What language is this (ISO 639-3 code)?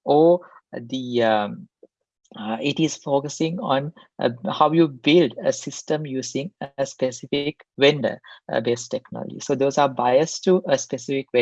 eng